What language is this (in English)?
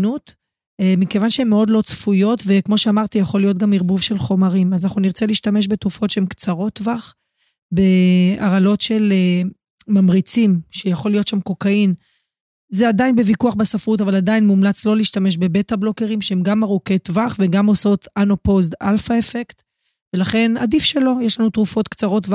Hebrew